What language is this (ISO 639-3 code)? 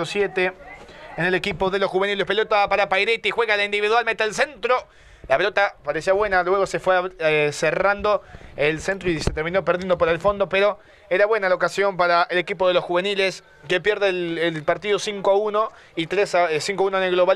spa